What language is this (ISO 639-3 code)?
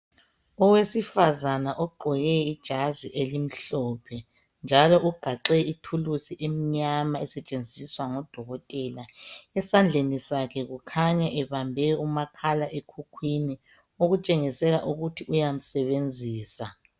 nde